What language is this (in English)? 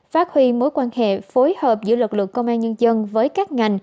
Vietnamese